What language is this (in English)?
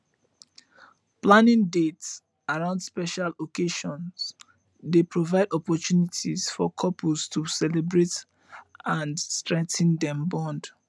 Nigerian Pidgin